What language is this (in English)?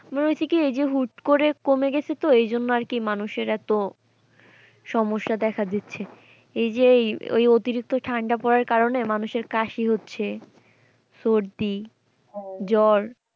Bangla